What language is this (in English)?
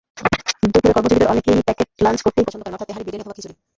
Bangla